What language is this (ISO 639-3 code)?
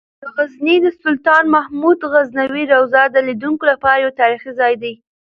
pus